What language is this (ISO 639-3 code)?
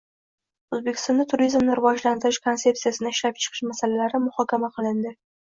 uzb